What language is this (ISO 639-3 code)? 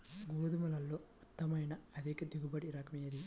tel